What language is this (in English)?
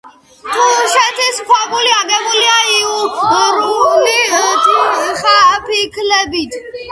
Georgian